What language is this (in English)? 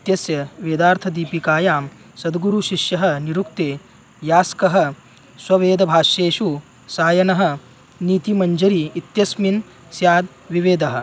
Sanskrit